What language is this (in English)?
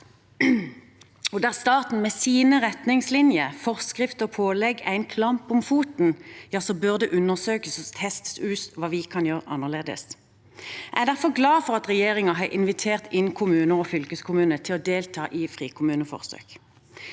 Norwegian